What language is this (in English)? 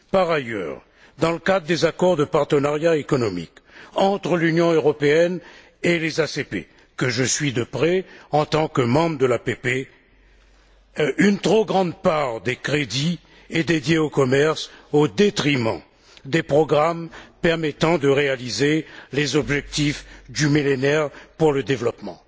French